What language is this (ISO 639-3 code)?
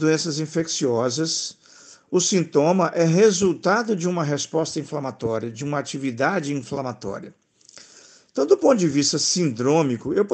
por